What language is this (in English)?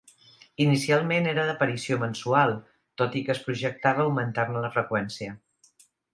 Catalan